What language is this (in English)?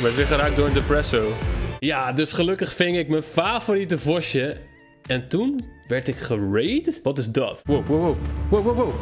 Dutch